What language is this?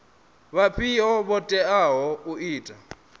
Venda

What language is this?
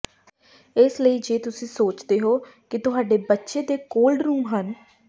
Punjabi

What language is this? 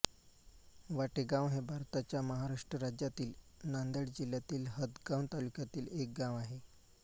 Marathi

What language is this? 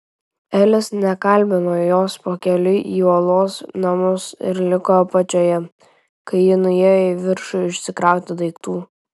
Lithuanian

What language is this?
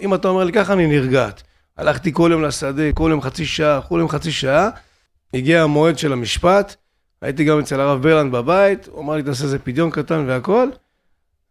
Hebrew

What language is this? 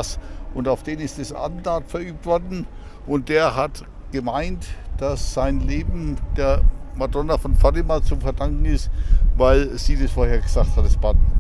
German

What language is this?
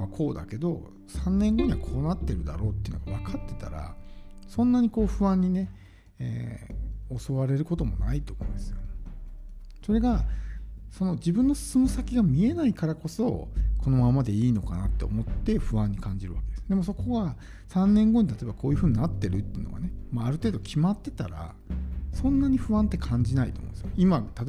Japanese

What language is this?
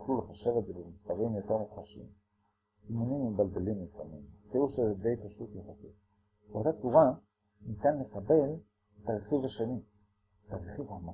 Hebrew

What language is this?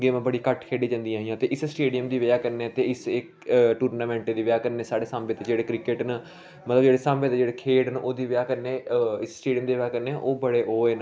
Dogri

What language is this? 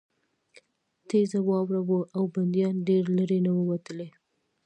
Pashto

